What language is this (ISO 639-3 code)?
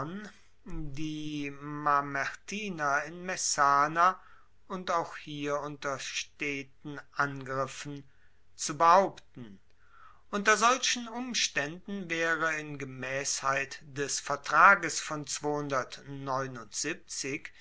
deu